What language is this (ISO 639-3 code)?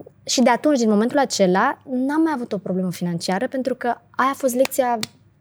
ron